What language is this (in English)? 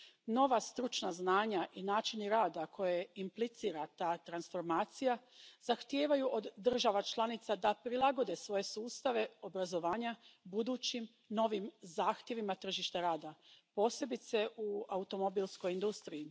Croatian